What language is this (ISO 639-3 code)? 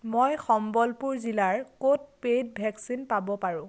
asm